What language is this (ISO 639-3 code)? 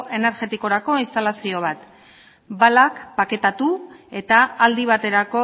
eus